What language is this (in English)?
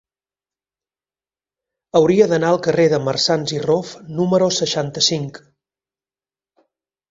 Catalan